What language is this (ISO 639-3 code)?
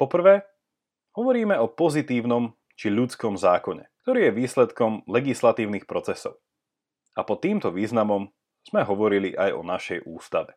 slk